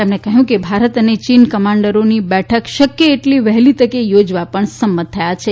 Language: Gujarati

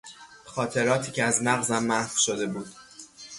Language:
Persian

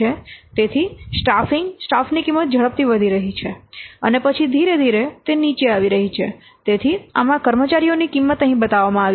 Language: Gujarati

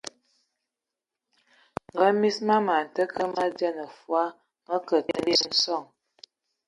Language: Ewondo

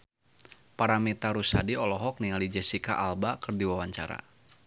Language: Sundanese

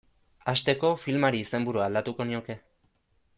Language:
Basque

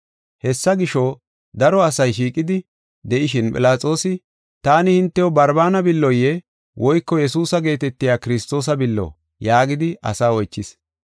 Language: Gofa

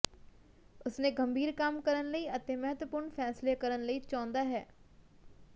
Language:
Punjabi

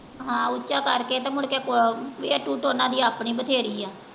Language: Punjabi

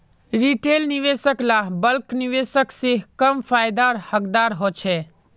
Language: Magahi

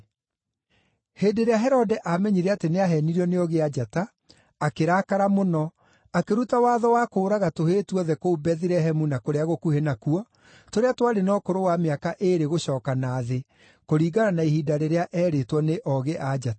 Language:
Kikuyu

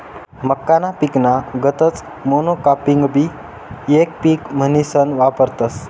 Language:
Marathi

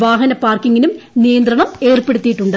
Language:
Malayalam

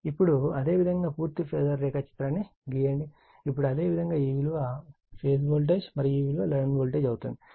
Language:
Telugu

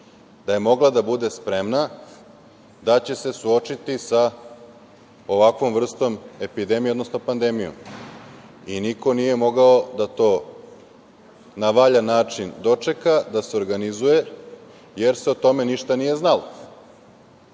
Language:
Serbian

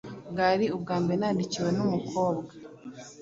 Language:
Kinyarwanda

